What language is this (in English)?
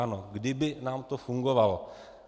Czech